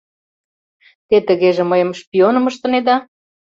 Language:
Mari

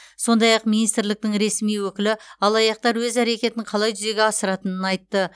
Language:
Kazakh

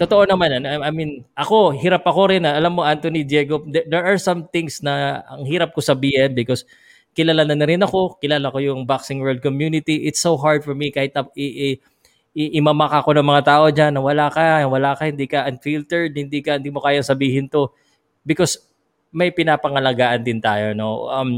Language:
Filipino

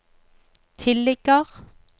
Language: Norwegian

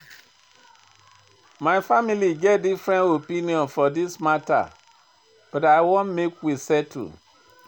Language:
Nigerian Pidgin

